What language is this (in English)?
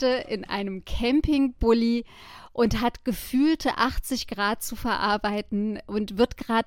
German